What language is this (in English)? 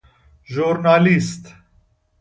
Persian